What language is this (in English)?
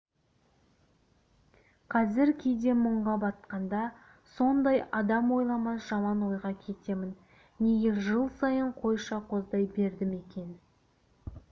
Kazakh